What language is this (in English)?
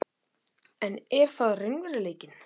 Icelandic